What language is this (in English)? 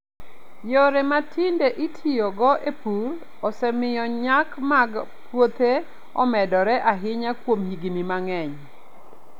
Luo (Kenya and Tanzania)